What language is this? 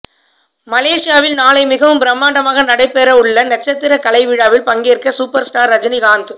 Tamil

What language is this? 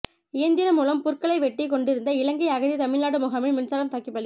Tamil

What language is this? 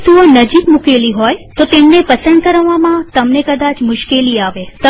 Gujarati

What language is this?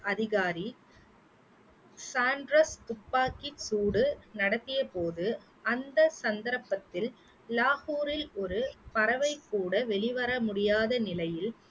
Tamil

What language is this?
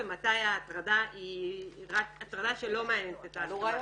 Hebrew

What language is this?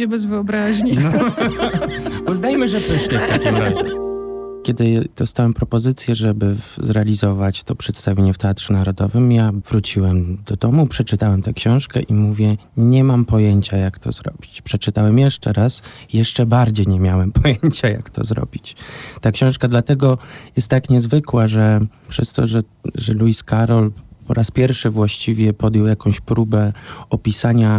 Polish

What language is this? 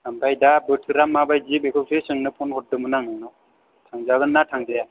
Bodo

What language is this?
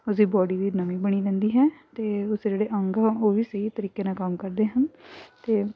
Punjabi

